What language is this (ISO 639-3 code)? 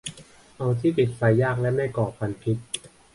tha